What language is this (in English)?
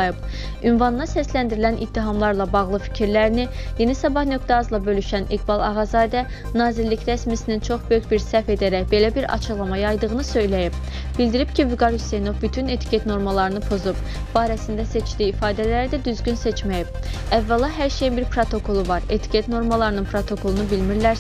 Turkish